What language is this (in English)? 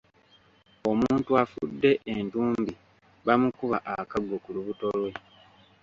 Ganda